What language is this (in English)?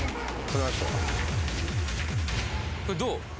Japanese